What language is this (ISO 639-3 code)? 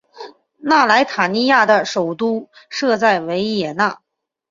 zho